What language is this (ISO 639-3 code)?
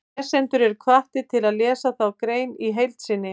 isl